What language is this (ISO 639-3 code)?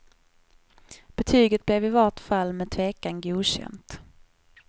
swe